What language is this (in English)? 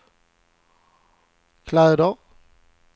Swedish